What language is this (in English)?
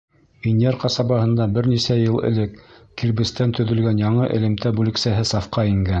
Bashkir